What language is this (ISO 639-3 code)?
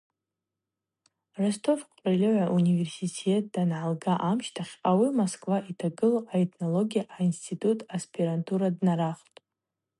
abq